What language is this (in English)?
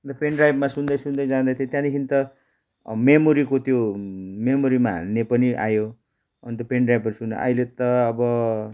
Nepali